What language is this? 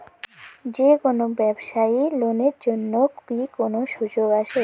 Bangla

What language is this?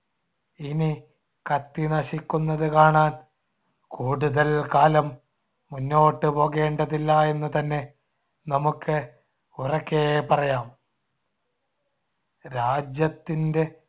Malayalam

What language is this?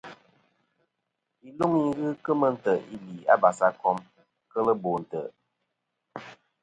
Kom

